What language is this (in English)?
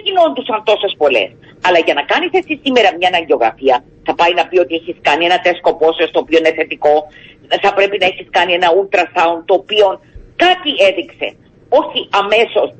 Greek